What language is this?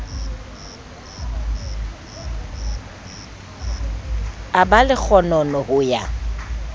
Southern Sotho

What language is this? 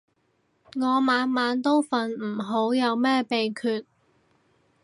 Cantonese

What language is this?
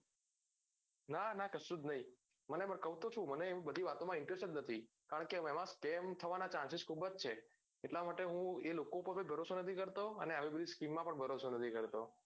Gujarati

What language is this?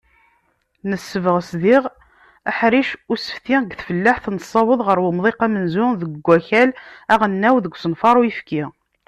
Kabyle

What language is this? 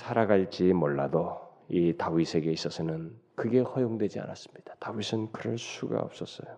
Korean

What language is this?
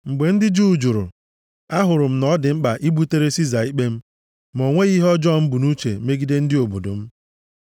Igbo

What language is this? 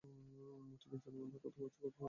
Bangla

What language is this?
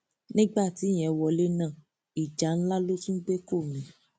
Yoruba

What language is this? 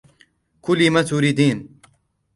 Arabic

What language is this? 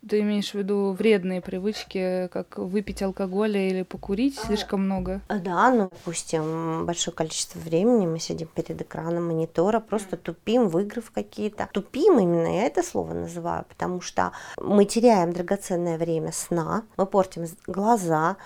Russian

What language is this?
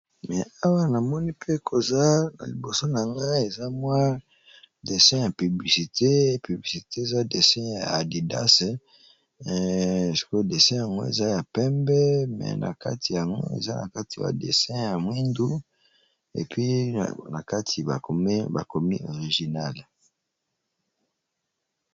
Lingala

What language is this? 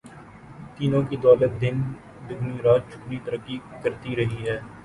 Urdu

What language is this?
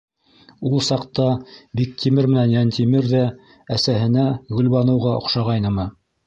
Bashkir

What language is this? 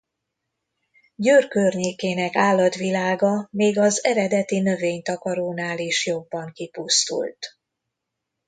Hungarian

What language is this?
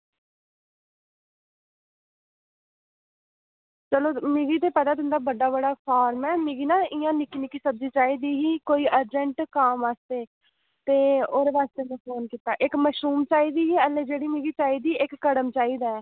Dogri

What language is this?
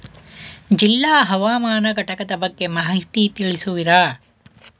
Kannada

